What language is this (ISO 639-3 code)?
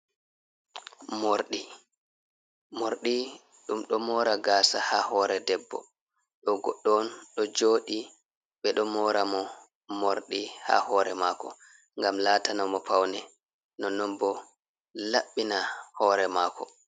ful